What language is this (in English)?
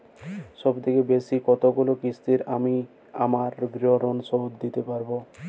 Bangla